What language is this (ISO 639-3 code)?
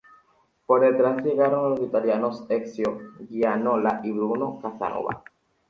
spa